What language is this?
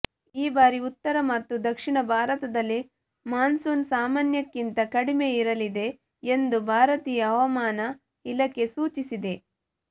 Kannada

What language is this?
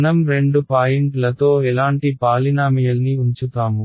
Telugu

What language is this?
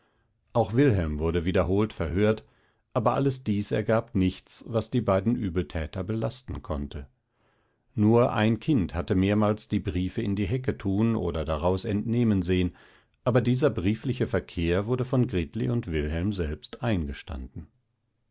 German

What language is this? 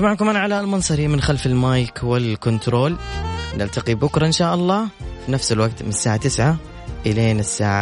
Arabic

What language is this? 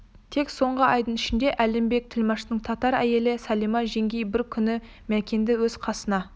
Kazakh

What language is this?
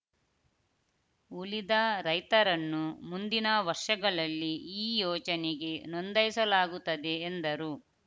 Kannada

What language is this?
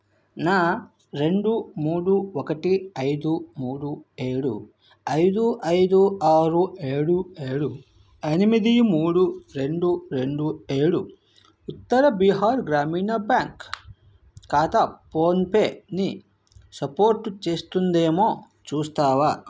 Telugu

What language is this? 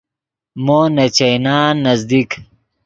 Yidgha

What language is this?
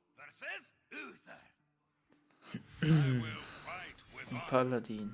German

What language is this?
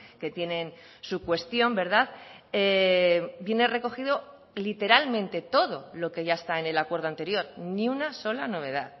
Spanish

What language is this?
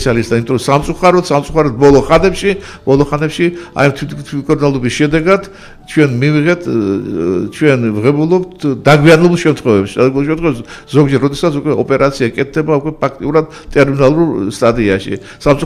Romanian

